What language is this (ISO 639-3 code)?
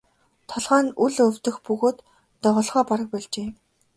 mon